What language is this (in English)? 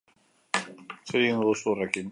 Basque